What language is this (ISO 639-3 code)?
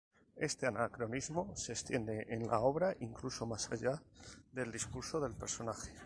spa